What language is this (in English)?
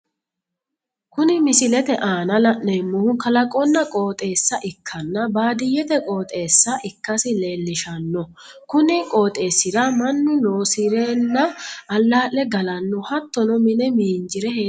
Sidamo